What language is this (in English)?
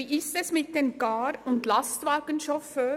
Swiss German